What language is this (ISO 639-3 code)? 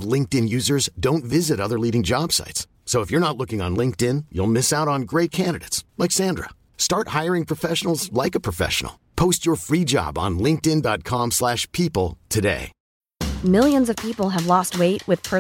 fil